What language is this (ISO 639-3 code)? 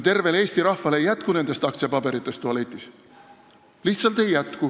est